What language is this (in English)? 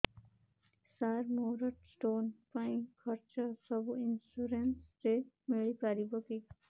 Odia